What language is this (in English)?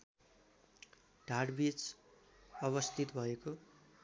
Nepali